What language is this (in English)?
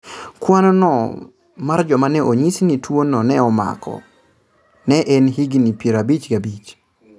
Luo (Kenya and Tanzania)